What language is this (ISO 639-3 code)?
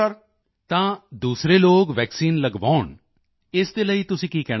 pan